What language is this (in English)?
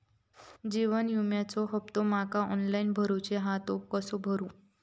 Marathi